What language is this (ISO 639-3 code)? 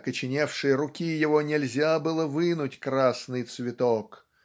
rus